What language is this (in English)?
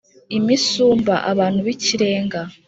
Kinyarwanda